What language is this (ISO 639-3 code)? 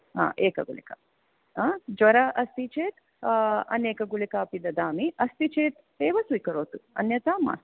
san